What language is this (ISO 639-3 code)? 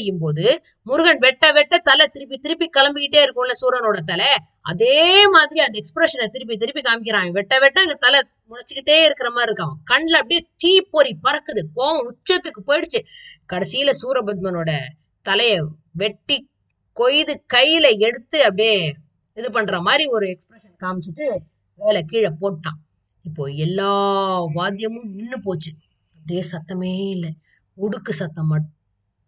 tam